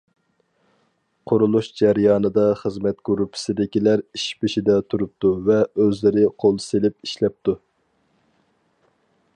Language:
Uyghur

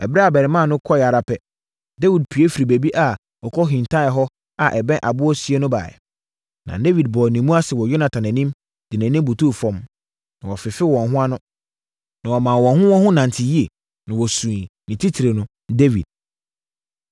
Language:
Akan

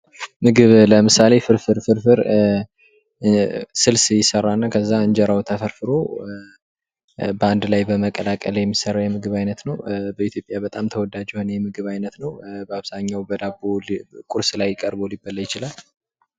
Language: Amharic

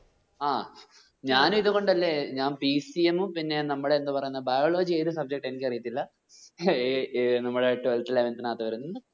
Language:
Malayalam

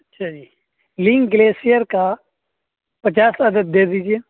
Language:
Urdu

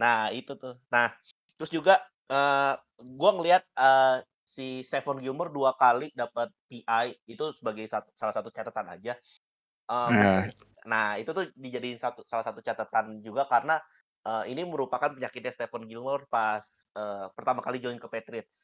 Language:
Indonesian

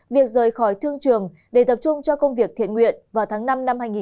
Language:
Vietnamese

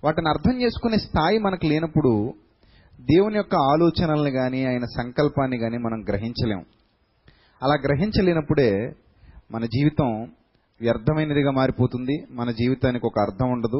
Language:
Telugu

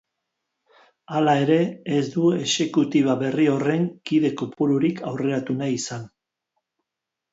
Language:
Basque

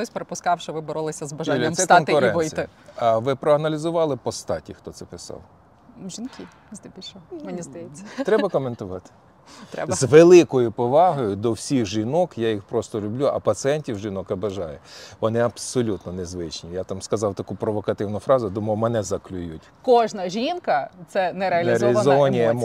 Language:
Ukrainian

